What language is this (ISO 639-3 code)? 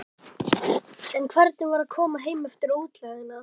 isl